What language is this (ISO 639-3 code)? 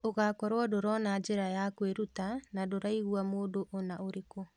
kik